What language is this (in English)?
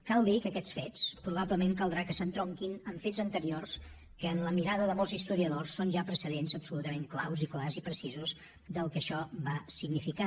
Catalan